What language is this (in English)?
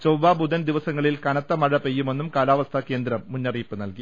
Malayalam